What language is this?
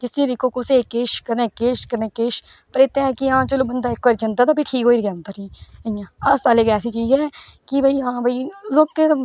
Dogri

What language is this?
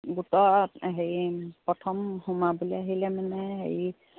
Assamese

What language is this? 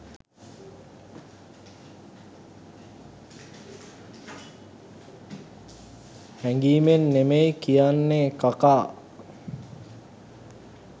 Sinhala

